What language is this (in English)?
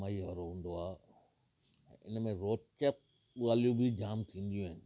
Sindhi